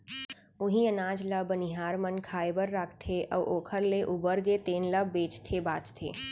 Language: Chhattisgarhi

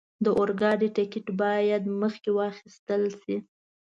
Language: Pashto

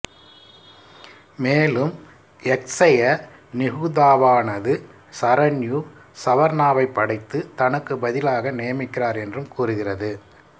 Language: Tamil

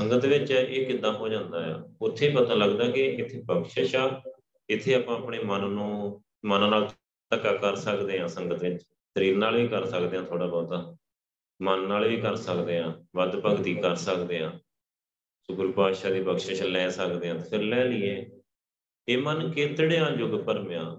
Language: Punjabi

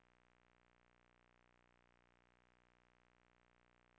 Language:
Norwegian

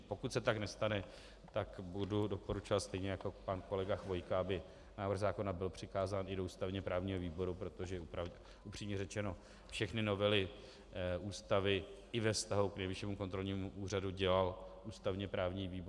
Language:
Czech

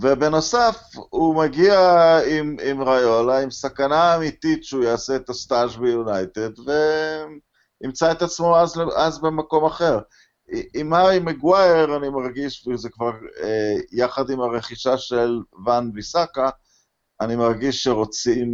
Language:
Hebrew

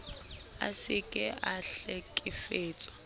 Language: Southern Sotho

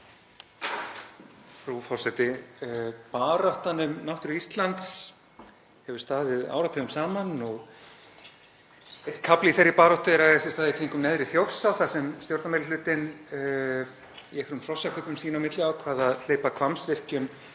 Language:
Icelandic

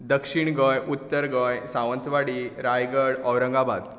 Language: Konkani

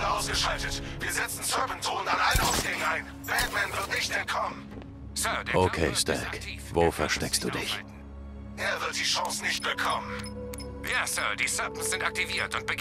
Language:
German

